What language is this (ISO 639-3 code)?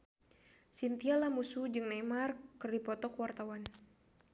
sun